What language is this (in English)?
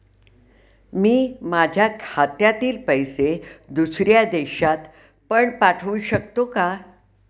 Marathi